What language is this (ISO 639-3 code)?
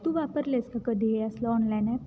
mar